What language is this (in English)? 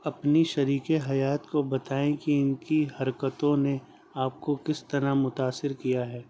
Urdu